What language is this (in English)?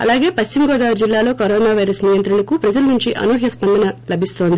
Telugu